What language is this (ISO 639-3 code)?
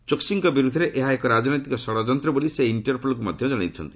ori